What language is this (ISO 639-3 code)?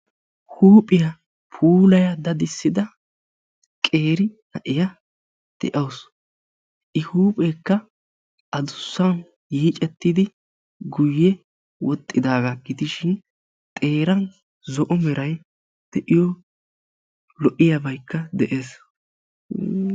wal